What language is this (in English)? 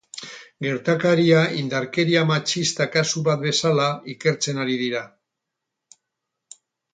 Basque